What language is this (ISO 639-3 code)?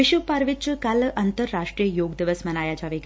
pan